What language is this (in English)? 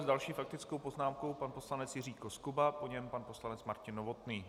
Czech